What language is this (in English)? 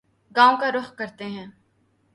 Urdu